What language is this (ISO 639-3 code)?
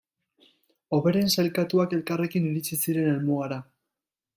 eus